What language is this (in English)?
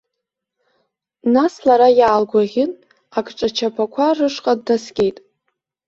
Abkhazian